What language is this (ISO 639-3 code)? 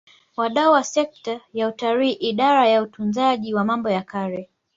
swa